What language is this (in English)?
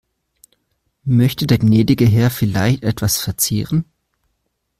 German